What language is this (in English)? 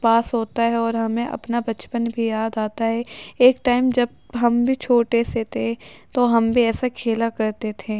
Urdu